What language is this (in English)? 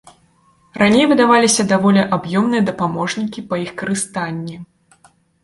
Belarusian